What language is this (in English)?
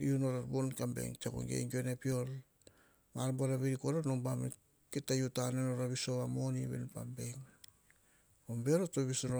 Hahon